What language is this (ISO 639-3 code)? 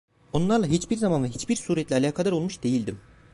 tur